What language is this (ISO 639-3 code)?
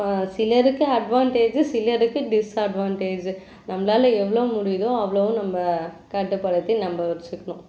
tam